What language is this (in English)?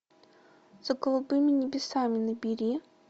Russian